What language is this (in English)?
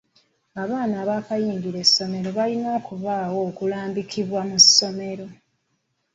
Ganda